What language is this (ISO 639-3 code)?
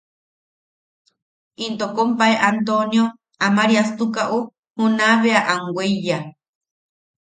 yaq